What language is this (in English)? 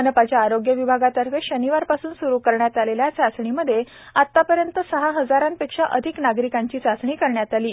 Marathi